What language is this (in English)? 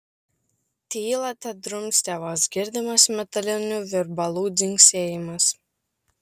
Lithuanian